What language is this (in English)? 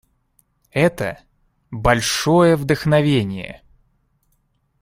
Russian